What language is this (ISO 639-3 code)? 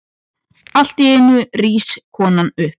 isl